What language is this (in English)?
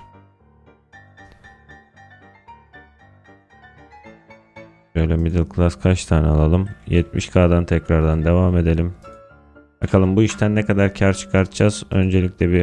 Turkish